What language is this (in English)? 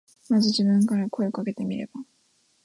Japanese